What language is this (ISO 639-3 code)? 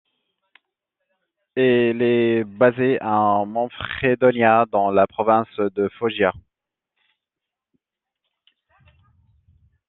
fra